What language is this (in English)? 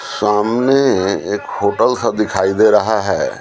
Hindi